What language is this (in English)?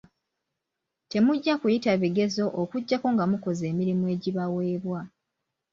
Ganda